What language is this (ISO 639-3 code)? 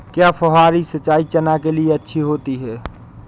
hin